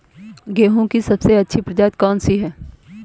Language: Hindi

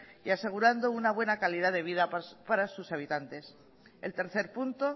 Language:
Spanish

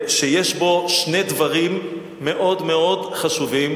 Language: Hebrew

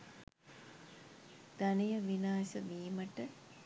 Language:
Sinhala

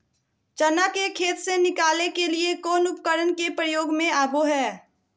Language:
Magahi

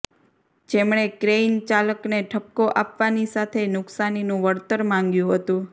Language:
Gujarati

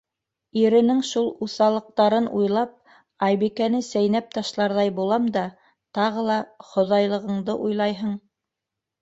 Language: Bashkir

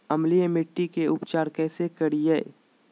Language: Magahi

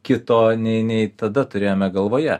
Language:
Lithuanian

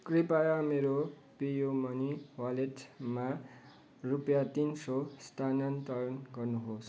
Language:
Nepali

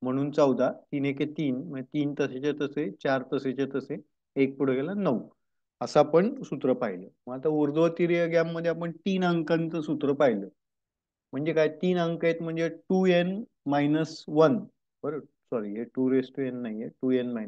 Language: Romanian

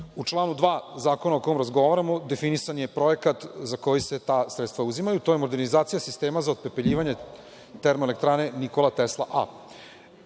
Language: Serbian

